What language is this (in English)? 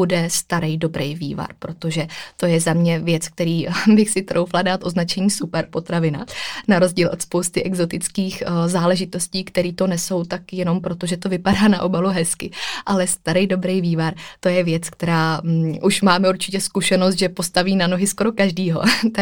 Czech